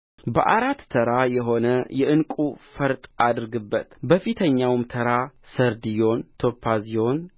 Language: Amharic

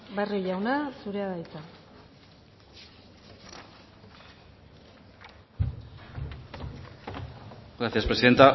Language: Basque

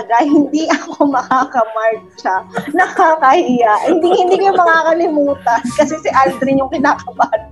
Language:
Filipino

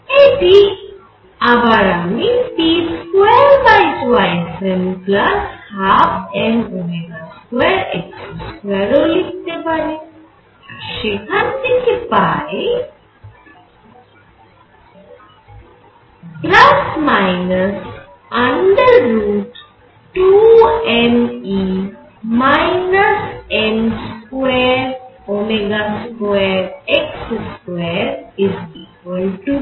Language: Bangla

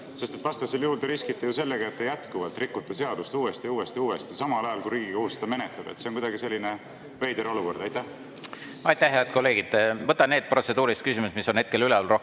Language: Estonian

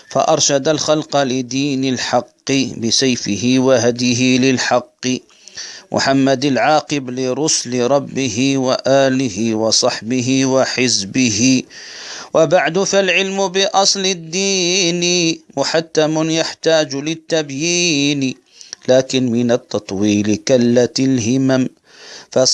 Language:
Arabic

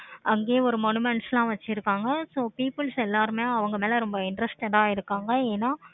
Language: Tamil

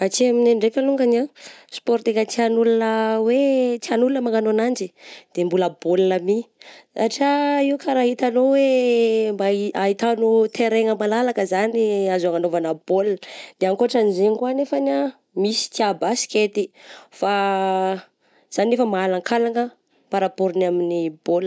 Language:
Southern Betsimisaraka Malagasy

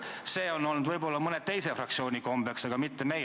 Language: Estonian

